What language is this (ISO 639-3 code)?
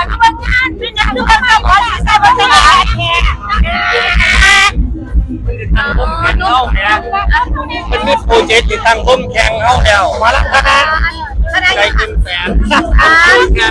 tha